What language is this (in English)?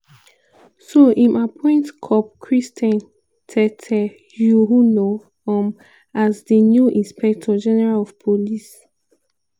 Nigerian Pidgin